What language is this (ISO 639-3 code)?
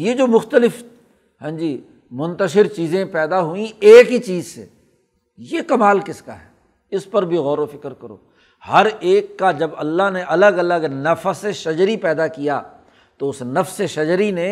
urd